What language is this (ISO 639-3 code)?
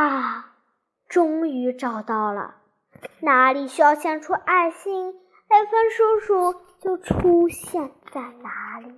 zho